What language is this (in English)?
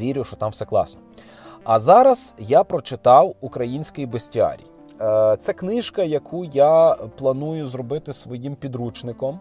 Ukrainian